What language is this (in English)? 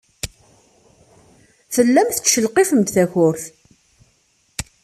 Kabyle